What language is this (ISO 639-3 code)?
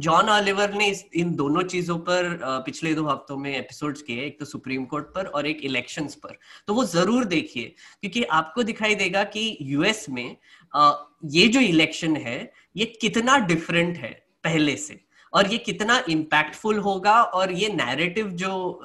hin